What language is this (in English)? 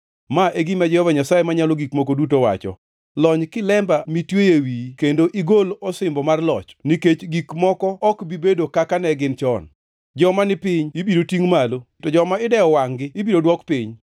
Luo (Kenya and Tanzania)